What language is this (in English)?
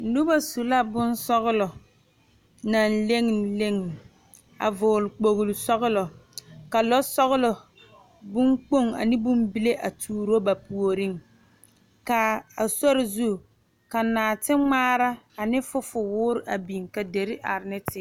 Southern Dagaare